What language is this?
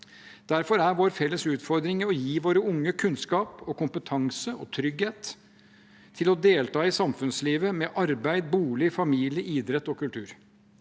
Norwegian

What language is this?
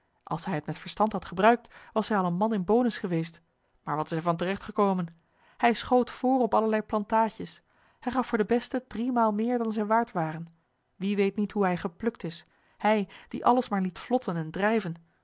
Dutch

